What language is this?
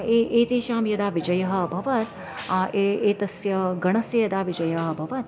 Sanskrit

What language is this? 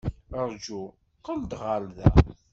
Kabyle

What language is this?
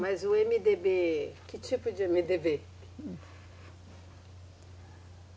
Portuguese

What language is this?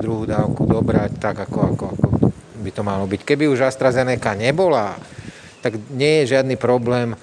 Slovak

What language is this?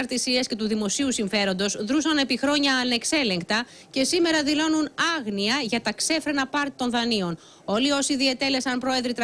Greek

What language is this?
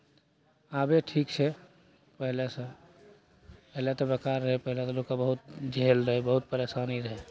Maithili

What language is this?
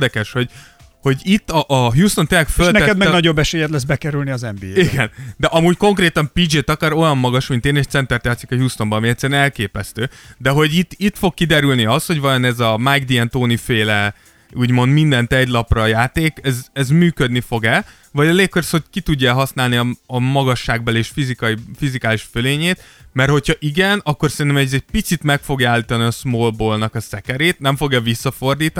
Hungarian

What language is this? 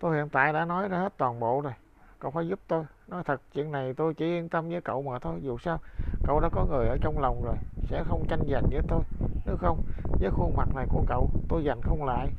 Vietnamese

